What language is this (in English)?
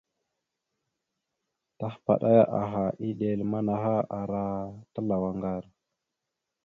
Mada (Cameroon)